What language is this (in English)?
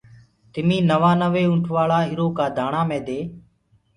Gurgula